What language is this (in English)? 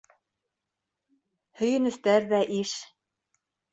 Bashkir